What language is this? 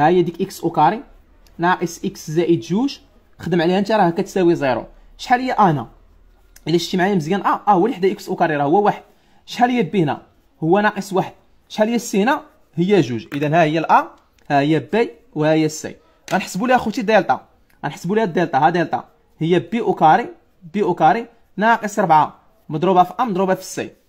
Arabic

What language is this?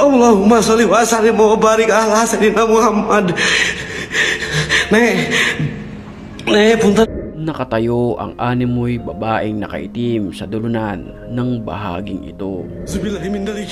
Filipino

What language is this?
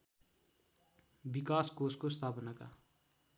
Nepali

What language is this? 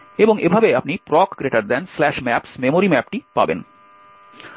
Bangla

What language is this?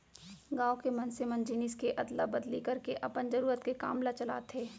Chhattisgarhi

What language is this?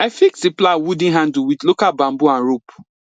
Nigerian Pidgin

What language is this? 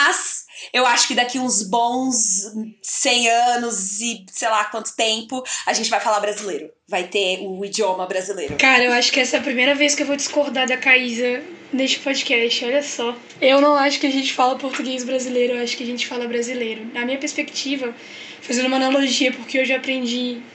Portuguese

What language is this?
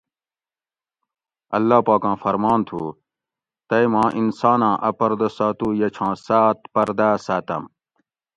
Gawri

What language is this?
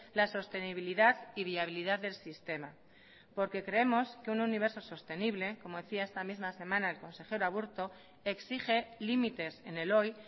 Spanish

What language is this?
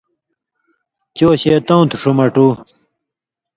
Indus Kohistani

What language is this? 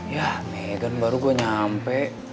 Indonesian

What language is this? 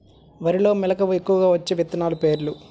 Telugu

